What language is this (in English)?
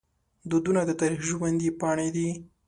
Pashto